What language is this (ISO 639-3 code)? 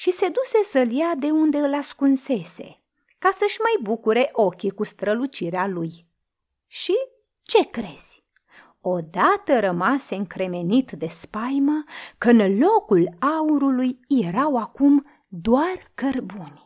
ron